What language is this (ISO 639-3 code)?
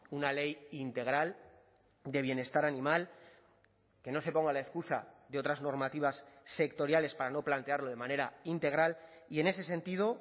spa